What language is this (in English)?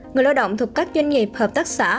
Vietnamese